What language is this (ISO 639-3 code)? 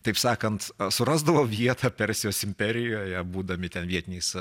lit